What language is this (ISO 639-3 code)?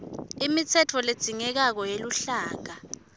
ssw